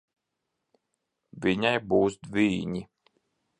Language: Latvian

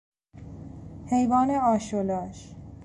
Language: Persian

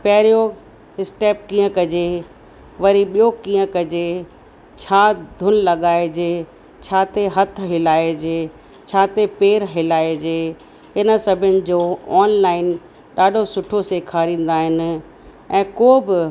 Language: Sindhi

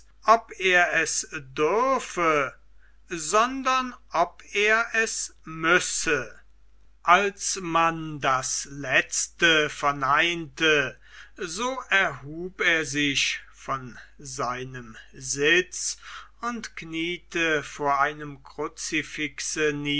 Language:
German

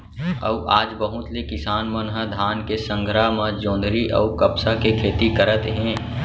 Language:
Chhattisgarhi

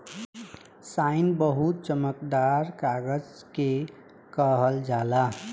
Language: Bhojpuri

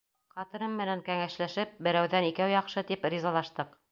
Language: Bashkir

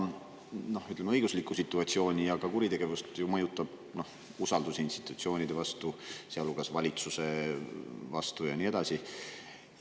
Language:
Estonian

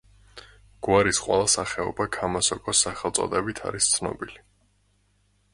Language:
Georgian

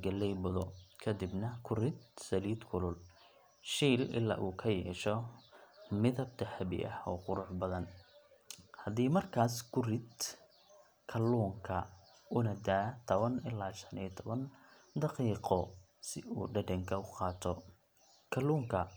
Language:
Somali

